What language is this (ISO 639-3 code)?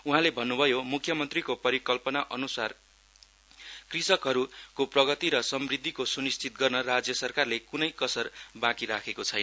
nep